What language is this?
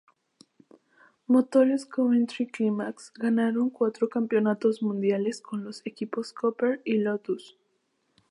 Spanish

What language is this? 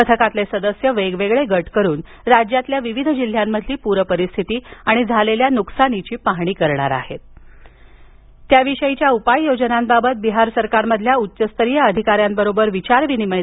Marathi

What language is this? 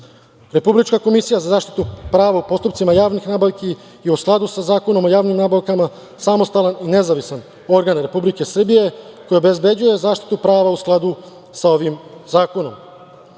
Serbian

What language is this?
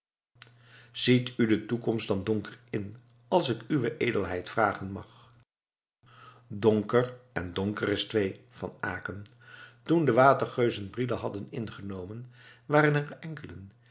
Dutch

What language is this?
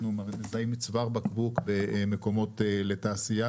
Hebrew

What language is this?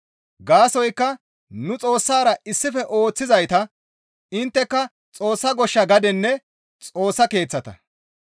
Gamo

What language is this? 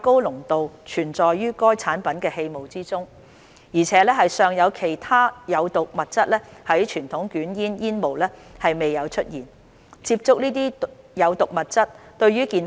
Cantonese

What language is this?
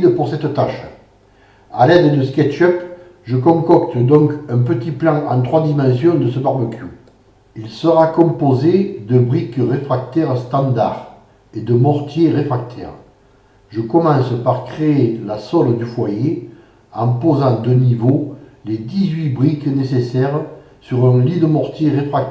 French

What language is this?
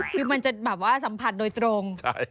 Thai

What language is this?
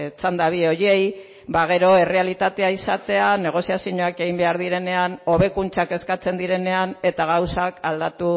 Basque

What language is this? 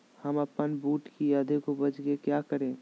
Magahi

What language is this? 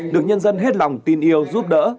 Vietnamese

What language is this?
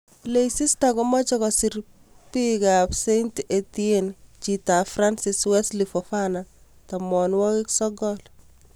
Kalenjin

